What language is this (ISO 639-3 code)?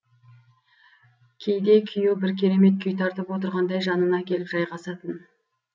kaz